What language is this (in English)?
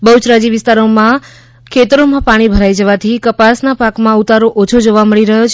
Gujarati